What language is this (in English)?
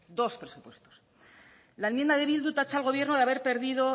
Spanish